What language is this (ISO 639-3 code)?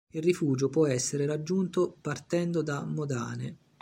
ita